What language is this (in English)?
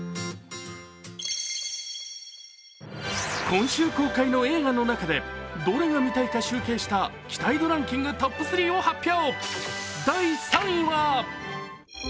Japanese